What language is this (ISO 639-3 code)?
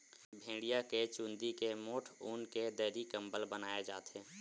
hne